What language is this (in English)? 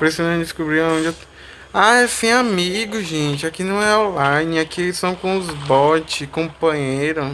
Portuguese